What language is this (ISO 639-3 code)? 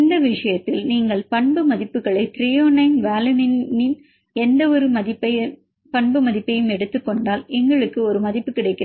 tam